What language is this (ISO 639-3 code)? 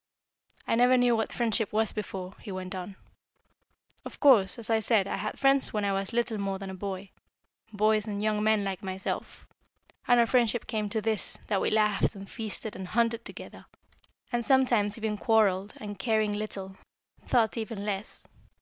eng